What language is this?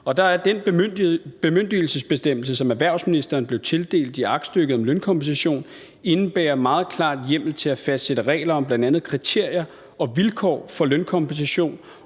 Danish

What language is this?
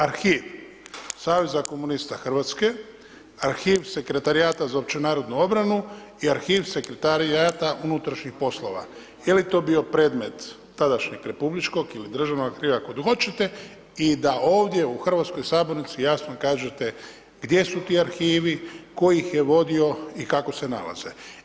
Croatian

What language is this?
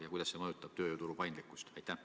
Estonian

